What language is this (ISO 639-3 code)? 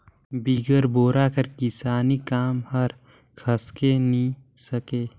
hne